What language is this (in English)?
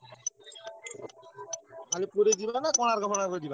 Odia